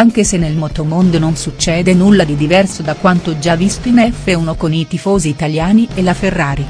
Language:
Italian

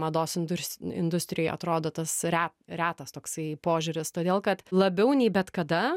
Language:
Lithuanian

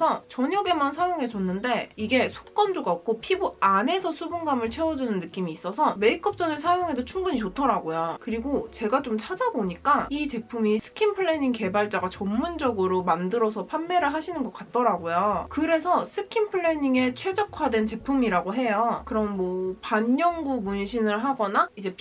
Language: Korean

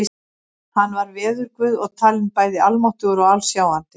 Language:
Icelandic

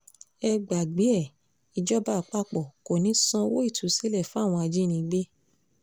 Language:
Yoruba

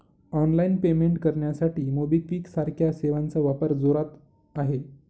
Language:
Marathi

